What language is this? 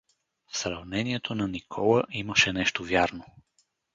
Bulgarian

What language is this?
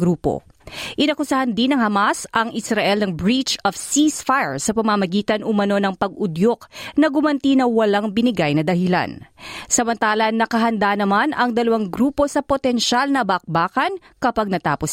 Filipino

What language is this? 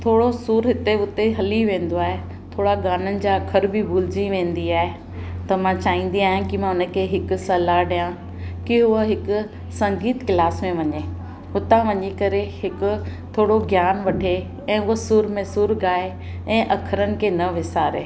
Sindhi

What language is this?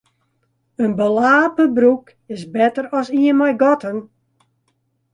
Western Frisian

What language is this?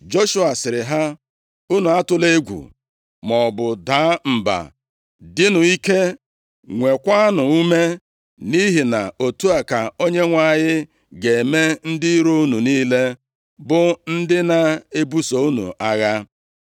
Igbo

